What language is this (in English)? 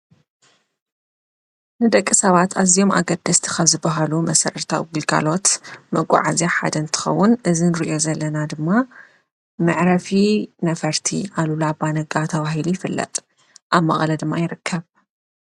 Tigrinya